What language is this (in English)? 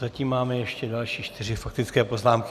Czech